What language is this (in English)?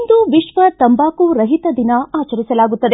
Kannada